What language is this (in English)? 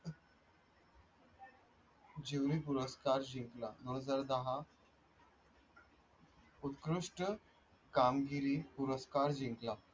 Marathi